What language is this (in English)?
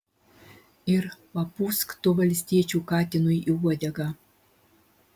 Lithuanian